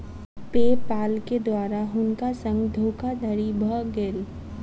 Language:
Maithili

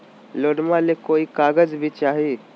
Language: Magahi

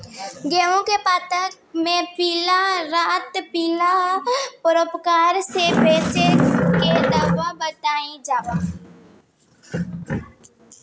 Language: Bhojpuri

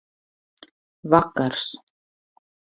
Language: Latvian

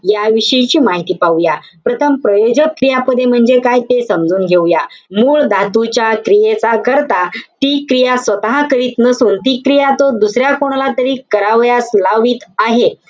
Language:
Marathi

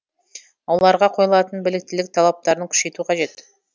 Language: Kazakh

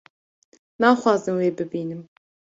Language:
Kurdish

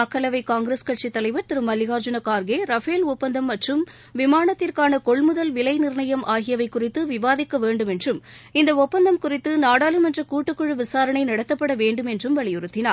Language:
Tamil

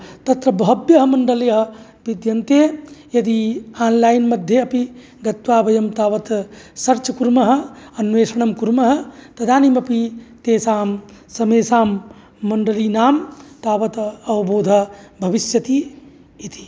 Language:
Sanskrit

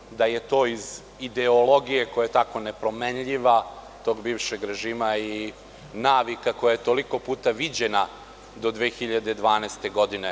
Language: Serbian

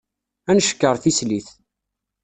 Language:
Kabyle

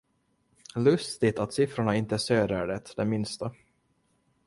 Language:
Swedish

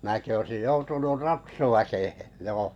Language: Finnish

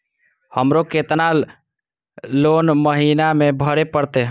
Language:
Maithili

